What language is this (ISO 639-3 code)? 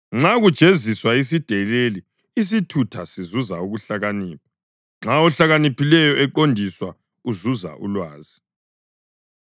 nde